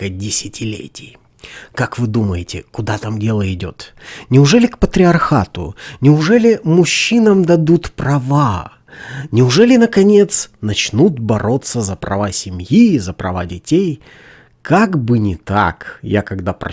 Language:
Russian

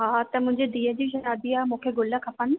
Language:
Sindhi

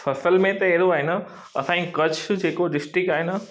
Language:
Sindhi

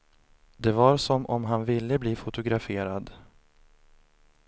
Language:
Swedish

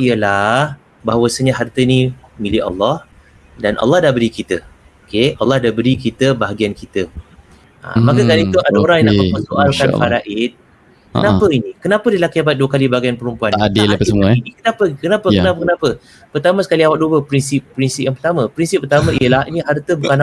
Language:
Malay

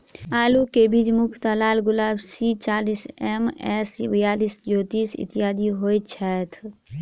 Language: Maithili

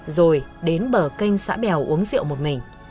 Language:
Vietnamese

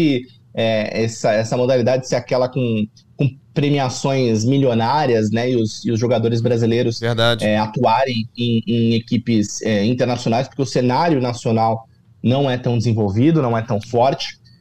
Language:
Portuguese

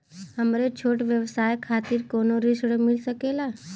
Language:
Bhojpuri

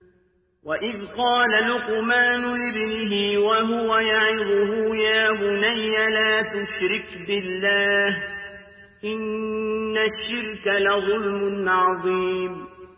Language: Arabic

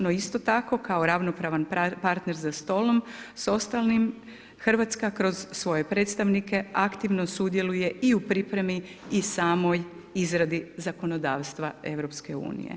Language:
Croatian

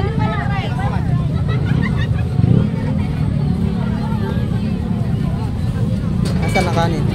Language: Filipino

